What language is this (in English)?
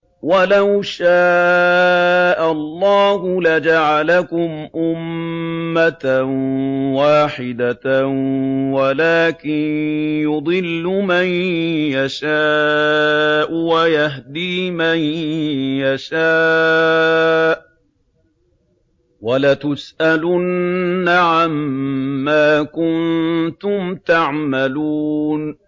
Arabic